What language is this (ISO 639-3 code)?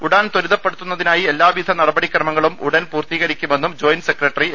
mal